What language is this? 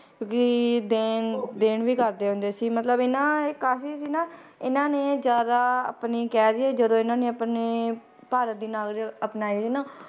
Punjabi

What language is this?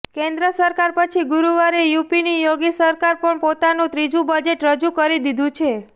Gujarati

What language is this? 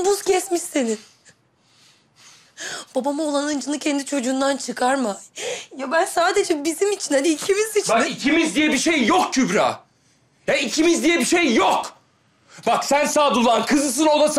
Turkish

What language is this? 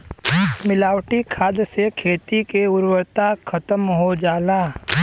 Bhojpuri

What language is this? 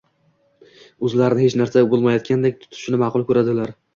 Uzbek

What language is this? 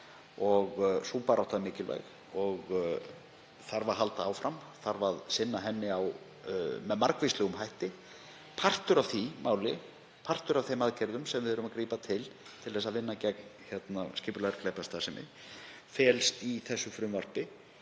Icelandic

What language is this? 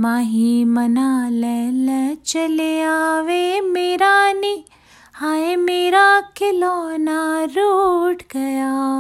Hindi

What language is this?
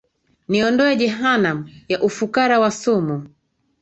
Swahili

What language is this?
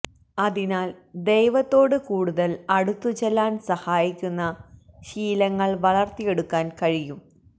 Malayalam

